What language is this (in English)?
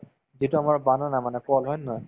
Assamese